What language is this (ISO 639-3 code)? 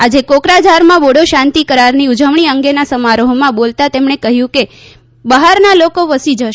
guj